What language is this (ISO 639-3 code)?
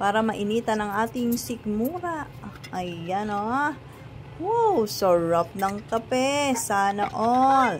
fil